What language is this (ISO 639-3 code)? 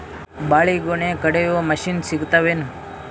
kan